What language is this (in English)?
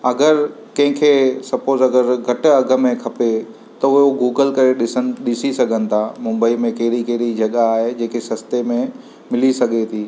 Sindhi